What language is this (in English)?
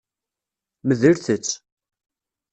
Kabyle